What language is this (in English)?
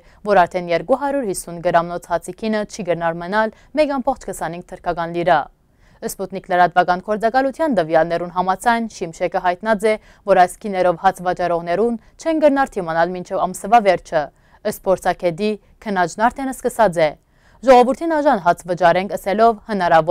Korean